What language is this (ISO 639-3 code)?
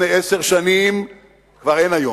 heb